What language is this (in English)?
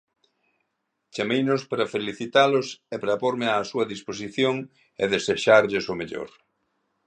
Galician